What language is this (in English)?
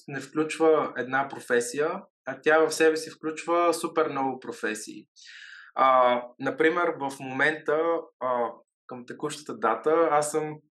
Bulgarian